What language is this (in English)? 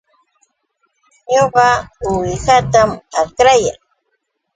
Yauyos Quechua